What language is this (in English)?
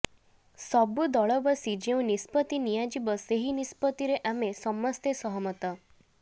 Odia